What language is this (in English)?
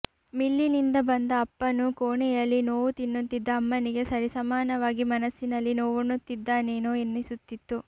Kannada